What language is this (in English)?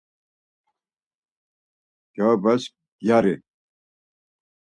Laz